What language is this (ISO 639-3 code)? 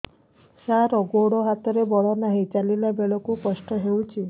ori